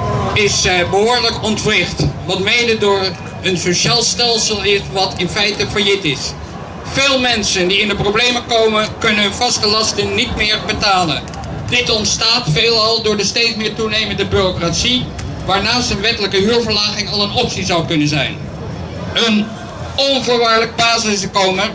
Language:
Dutch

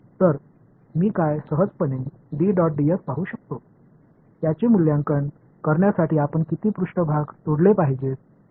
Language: Marathi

